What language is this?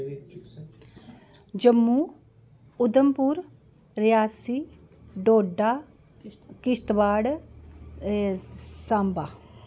Dogri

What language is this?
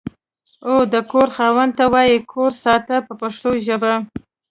Pashto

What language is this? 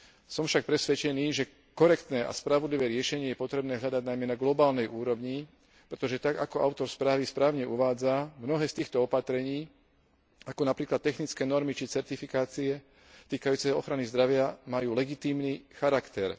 Slovak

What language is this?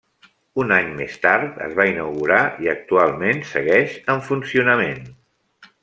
Catalan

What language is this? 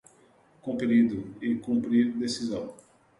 Portuguese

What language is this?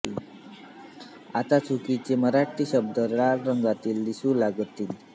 Marathi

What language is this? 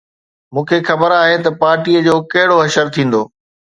Sindhi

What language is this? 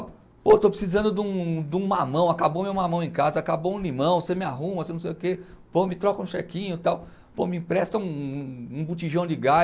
Portuguese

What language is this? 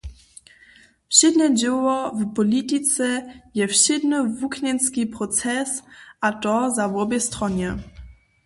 Upper Sorbian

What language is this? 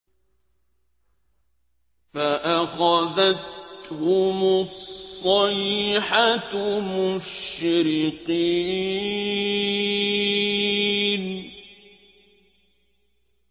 Arabic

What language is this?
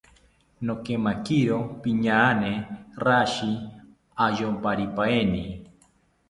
South Ucayali Ashéninka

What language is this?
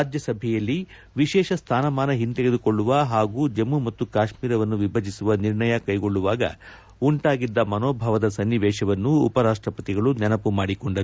Kannada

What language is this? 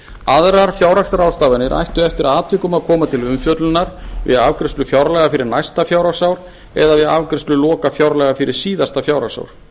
Icelandic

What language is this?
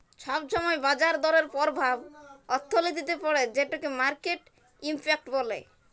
Bangla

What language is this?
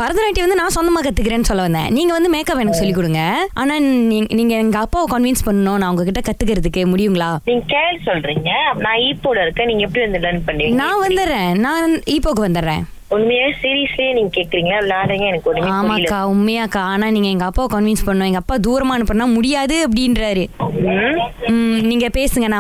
Tamil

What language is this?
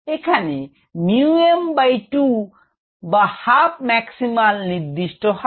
Bangla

